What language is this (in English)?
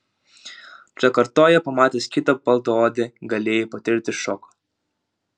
Lithuanian